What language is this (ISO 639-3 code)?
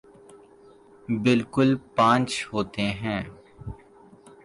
urd